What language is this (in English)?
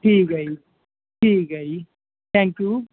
Punjabi